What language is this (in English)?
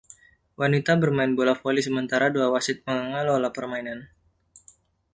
Indonesian